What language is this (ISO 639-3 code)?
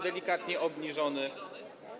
pol